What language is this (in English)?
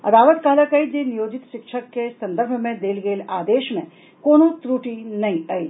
Maithili